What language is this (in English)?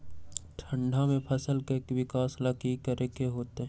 Magahi